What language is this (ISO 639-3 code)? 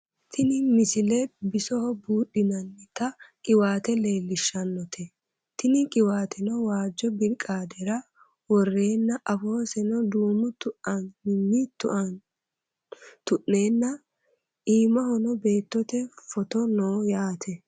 sid